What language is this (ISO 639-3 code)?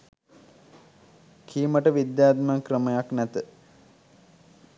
sin